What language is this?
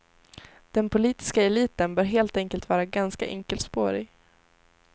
Swedish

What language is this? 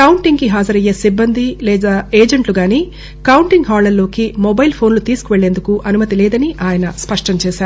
Telugu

